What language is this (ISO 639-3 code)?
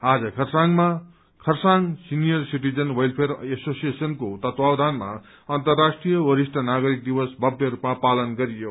nep